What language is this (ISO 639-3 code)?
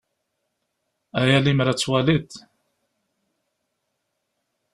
kab